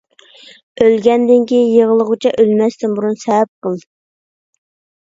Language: Uyghur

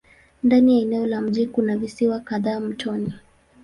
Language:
Swahili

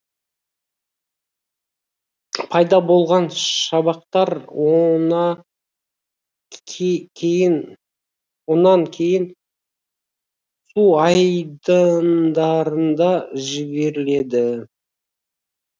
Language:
Kazakh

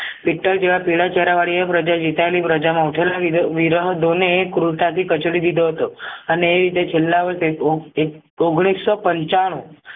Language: Gujarati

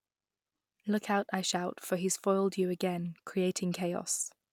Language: English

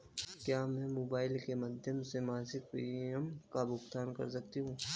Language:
Hindi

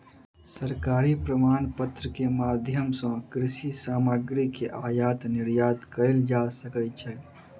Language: Maithili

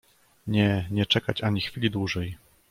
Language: Polish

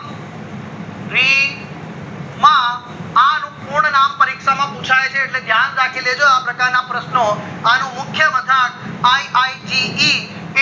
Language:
Gujarati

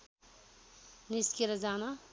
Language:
Nepali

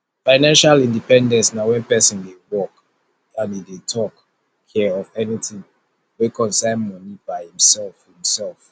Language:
Nigerian Pidgin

